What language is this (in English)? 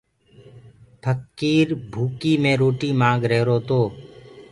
Gurgula